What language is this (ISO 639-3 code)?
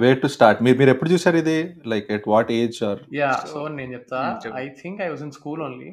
tel